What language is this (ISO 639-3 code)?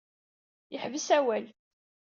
kab